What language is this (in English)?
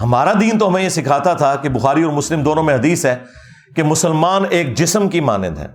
Urdu